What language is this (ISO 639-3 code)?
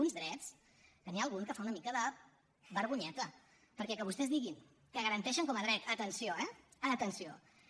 cat